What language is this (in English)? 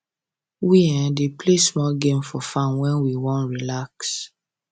Nigerian Pidgin